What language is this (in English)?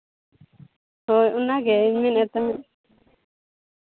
Santali